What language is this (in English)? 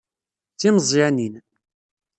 Kabyle